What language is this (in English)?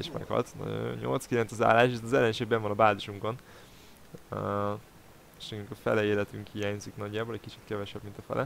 Hungarian